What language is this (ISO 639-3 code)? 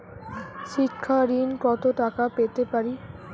ben